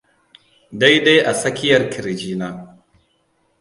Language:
Hausa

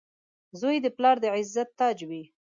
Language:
Pashto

